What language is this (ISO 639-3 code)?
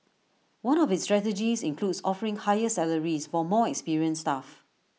eng